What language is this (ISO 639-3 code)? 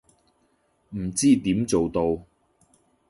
yue